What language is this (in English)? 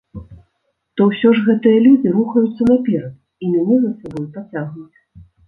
Belarusian